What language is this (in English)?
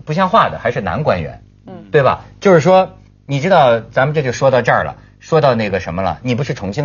Chinese